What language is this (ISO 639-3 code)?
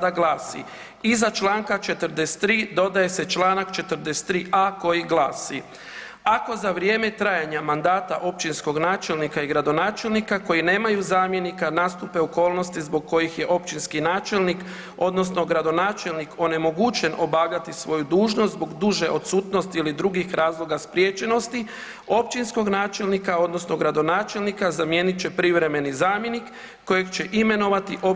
hrv